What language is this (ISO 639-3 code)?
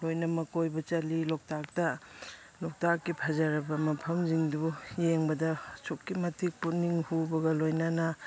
mni